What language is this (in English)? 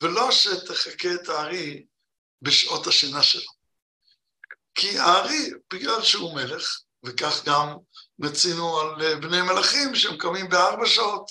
Hebrew